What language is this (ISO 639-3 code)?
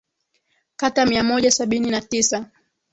swa